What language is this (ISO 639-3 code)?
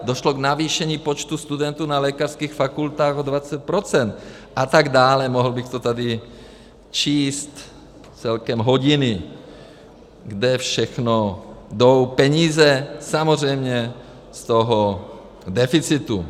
ces